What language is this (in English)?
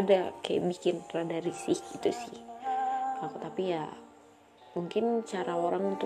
Indonesian